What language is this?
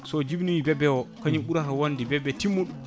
Fula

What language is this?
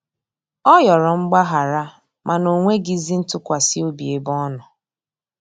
Igbo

